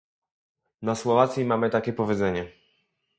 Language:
Polish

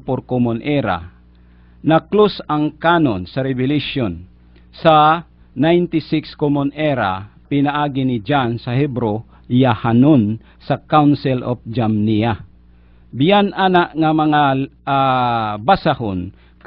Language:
Filipino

